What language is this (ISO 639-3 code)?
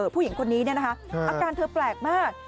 tha